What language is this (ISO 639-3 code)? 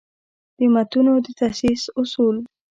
pus